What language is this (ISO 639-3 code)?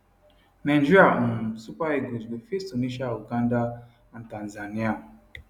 pcm